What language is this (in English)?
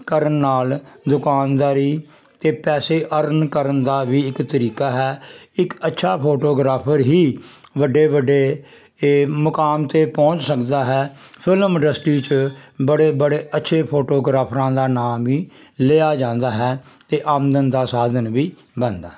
Punjabi